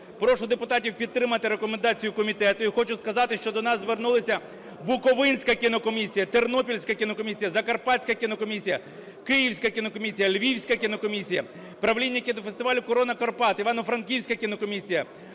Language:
Ukrainian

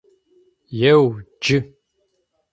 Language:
Adyghe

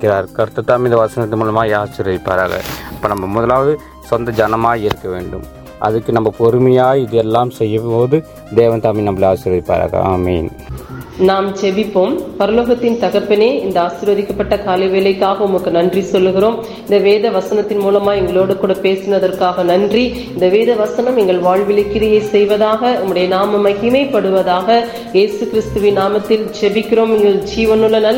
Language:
Tamil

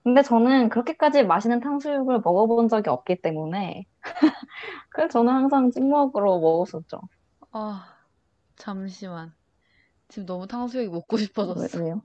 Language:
Korean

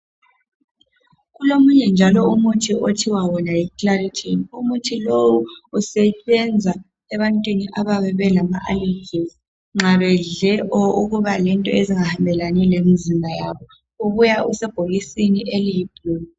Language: North Ndebele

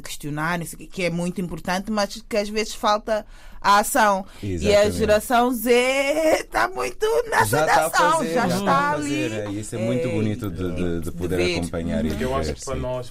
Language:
Portuguese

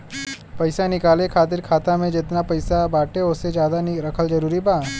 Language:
Bhojpuri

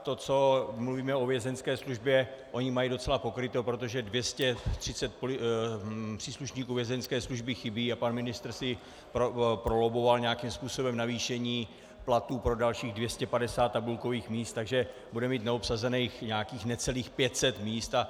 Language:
Czech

